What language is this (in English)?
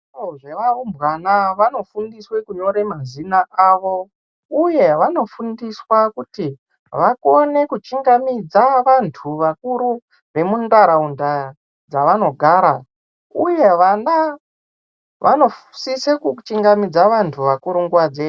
Ndau